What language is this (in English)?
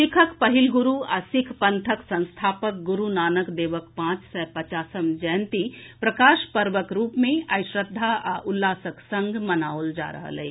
Maithili